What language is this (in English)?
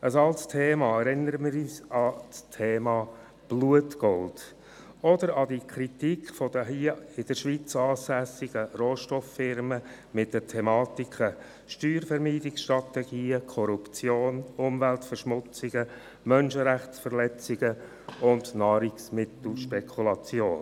Swiss German